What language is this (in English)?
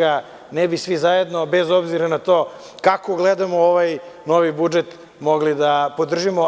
Serbian